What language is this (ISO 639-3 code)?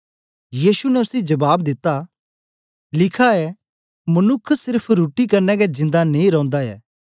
doi